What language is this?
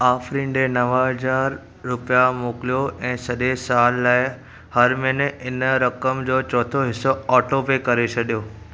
Sindhi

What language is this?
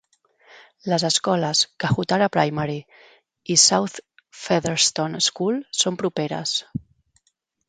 Catalan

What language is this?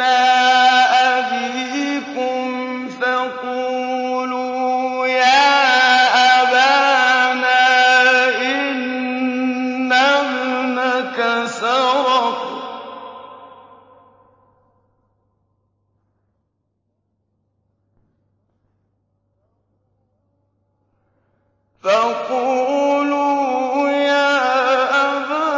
Arabic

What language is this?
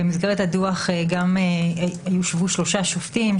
Hebrew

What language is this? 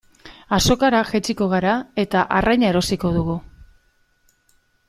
Basque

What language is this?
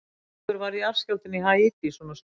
Icelandic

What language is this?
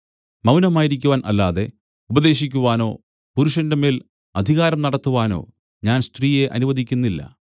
Malayalam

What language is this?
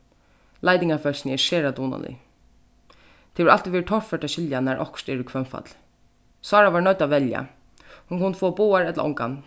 Faroese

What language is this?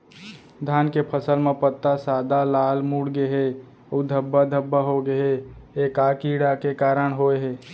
Chhattisgarhi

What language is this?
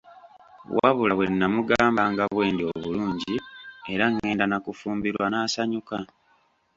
Ganda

